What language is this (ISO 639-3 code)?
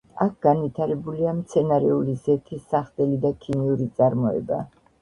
kat